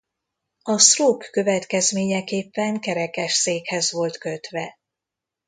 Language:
Hungarian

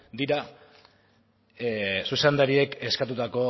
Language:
Basque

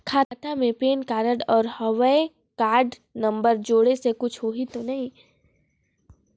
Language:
Chhattisgarhi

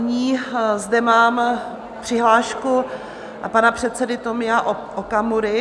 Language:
Czech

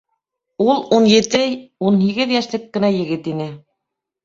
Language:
Bashkir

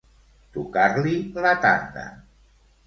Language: Catalan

